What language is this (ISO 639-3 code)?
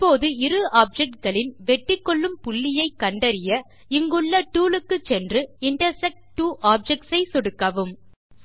tam